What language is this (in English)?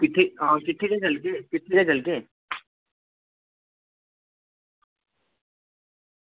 Dogri